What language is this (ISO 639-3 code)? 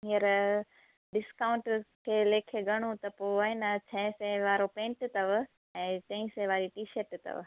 snd